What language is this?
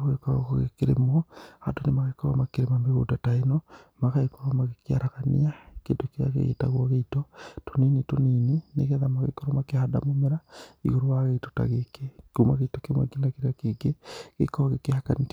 Kikuyu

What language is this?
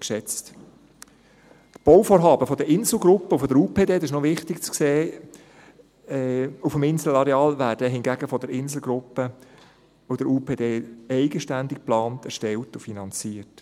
Swiss German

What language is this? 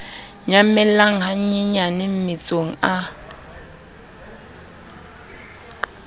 Southern Sotho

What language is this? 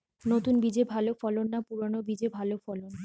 Bangla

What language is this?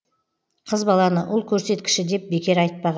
Kazakh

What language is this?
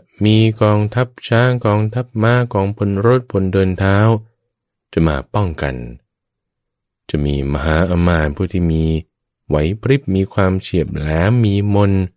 Thai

